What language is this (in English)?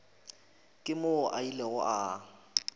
Northern Sotho